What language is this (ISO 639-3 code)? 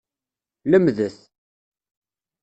kab